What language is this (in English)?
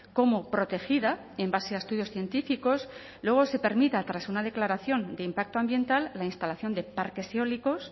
Spanish